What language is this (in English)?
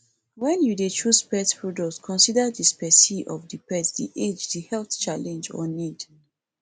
Nigerian Pidgin